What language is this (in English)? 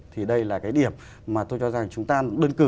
Vietnamese